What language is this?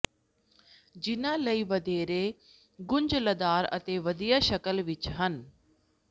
Punjabi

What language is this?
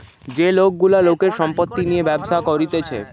Bangla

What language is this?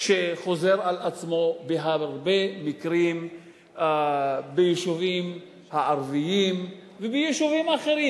Hebrew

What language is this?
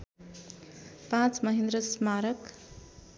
Nepali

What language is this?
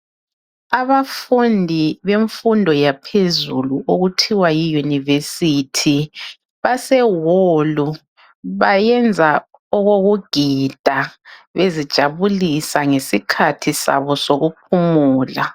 North Ndebele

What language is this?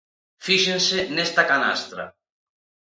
Galician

